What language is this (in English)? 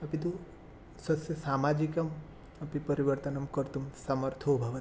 Sanskrit